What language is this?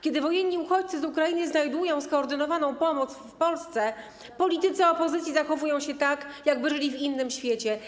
Polish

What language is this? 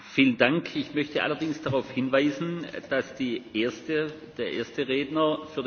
Dutch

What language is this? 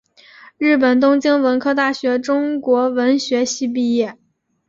Chinese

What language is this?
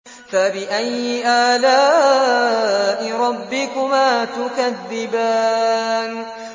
Arabic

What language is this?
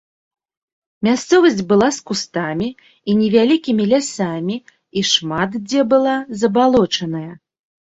Belarusian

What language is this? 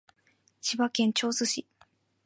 Japanese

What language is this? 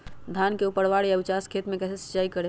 Magahi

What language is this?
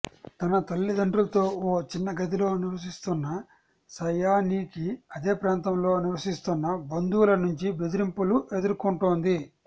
Telugu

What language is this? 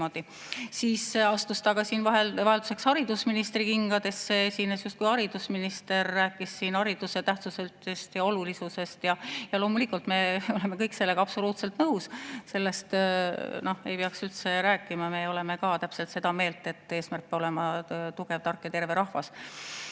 Estonian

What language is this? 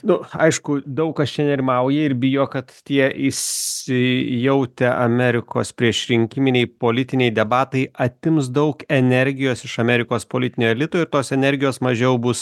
Lithuanian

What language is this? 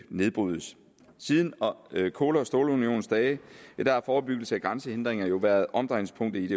Danish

